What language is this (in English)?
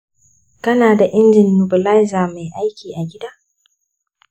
Hausa